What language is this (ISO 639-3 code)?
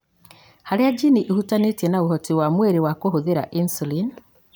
kik